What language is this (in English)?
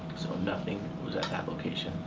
English